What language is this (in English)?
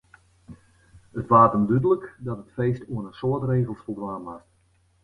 Western Frisian